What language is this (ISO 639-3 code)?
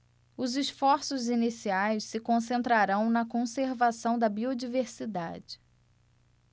por